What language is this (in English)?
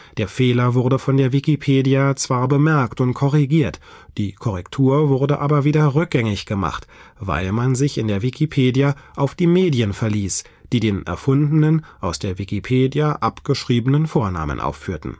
German